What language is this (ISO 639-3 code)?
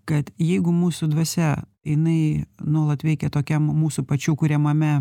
lit